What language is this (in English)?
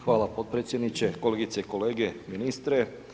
Croatian